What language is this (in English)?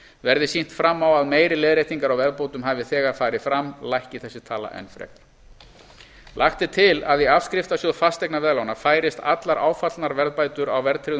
Icelandic